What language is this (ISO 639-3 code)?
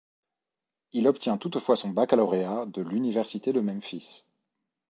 fra